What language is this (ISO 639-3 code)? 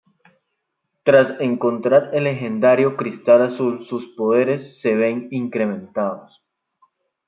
spa